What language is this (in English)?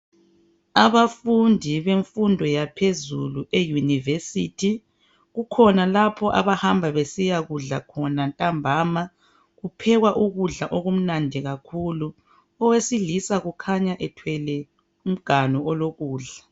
North Ndebele